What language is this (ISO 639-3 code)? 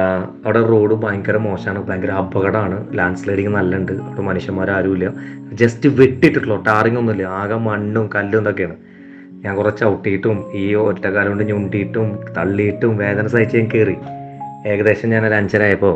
mal